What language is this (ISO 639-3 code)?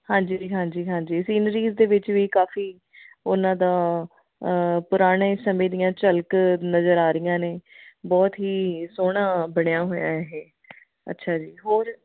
pan